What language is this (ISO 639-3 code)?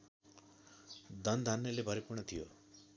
nep